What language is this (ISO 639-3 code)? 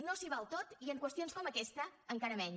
cat